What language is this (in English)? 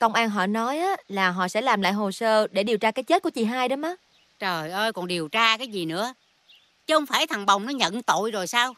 Vietnamese